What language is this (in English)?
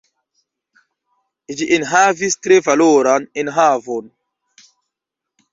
Esperanto